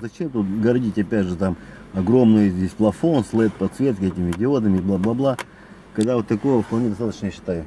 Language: Russian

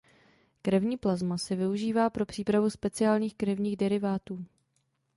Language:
Czech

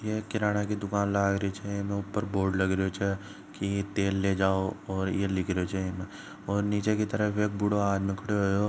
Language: Marwari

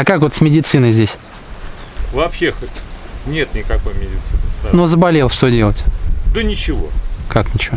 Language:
Russian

